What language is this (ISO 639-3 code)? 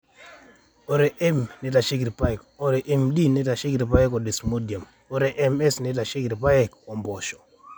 mas